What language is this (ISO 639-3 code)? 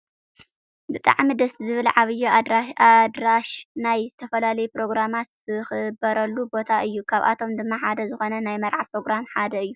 tir